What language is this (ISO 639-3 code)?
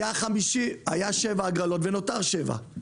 heb